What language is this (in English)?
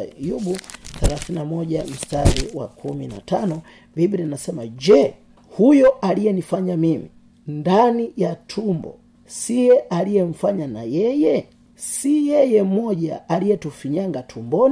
Swahili